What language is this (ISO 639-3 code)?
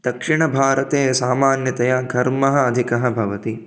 san